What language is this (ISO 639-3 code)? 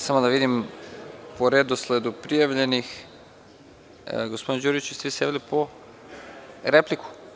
srp